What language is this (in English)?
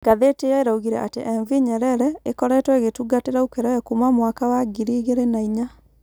Kikuyu